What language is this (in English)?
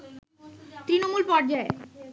Bangla